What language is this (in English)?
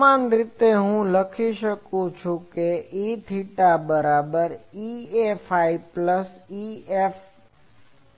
Gujarati